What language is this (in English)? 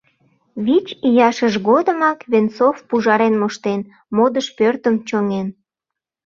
Mari